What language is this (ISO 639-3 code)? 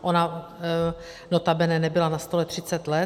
ces